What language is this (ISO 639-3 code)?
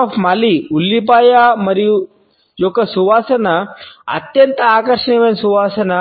tel